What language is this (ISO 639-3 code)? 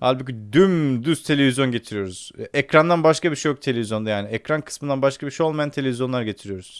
tur